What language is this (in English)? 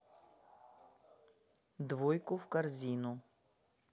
Russian